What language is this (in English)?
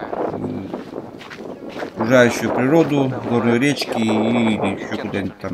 Russian